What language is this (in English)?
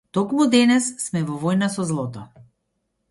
Macedonian